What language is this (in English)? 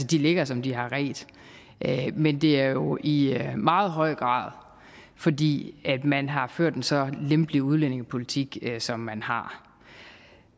Danish